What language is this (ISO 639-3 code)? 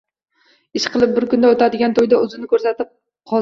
uzb